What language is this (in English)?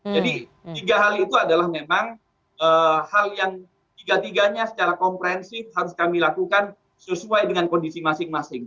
Indonesian